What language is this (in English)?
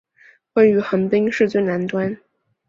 Chinese